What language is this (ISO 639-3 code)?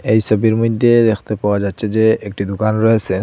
ben